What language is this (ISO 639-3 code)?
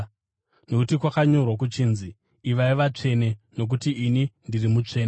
sna